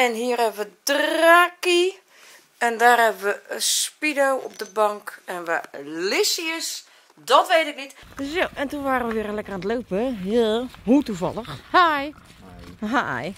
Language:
Dutch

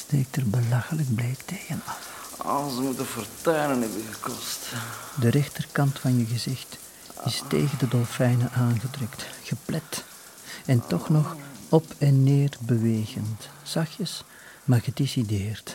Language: Dutch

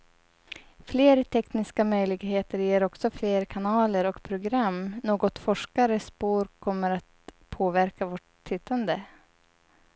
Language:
Swedish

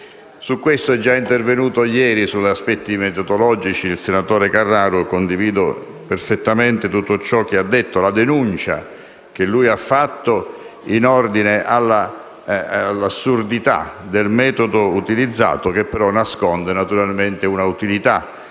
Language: Italian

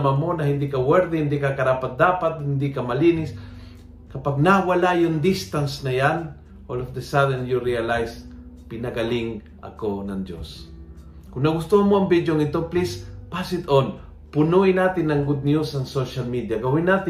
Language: Filipino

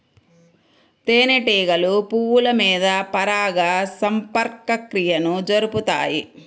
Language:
Telugu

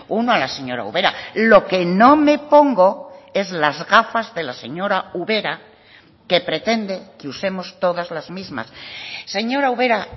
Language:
Spanish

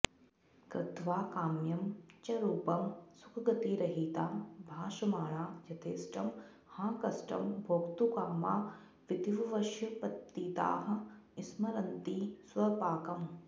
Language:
Sanskrit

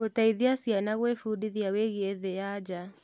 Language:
Kikuyu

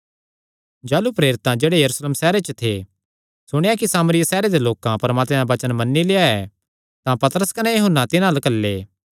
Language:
Kangri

